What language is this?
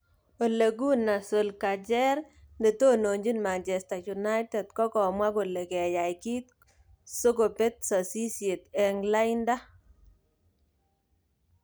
Kalenjin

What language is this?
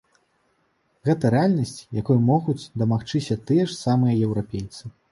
Belarusian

